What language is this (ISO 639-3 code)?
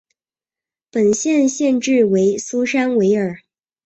zho